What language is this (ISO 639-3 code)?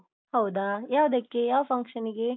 kan